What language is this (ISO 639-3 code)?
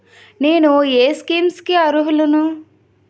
tel